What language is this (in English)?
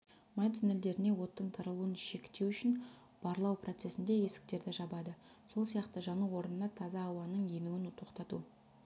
Kazakh